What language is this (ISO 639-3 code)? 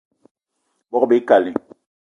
eto